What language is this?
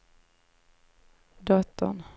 Swedish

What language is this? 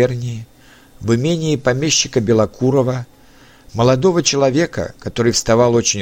Russian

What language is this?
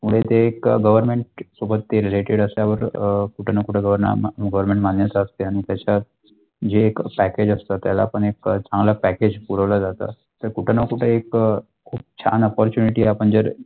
Marathi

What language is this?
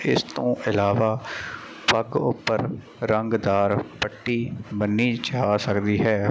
Punjabi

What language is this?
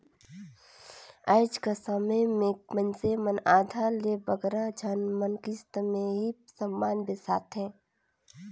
Chhattisgarhi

